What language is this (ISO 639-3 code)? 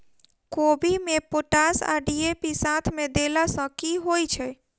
mai